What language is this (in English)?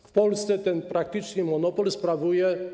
Polish